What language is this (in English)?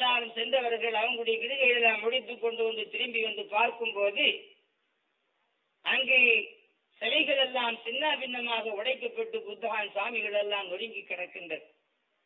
Tamil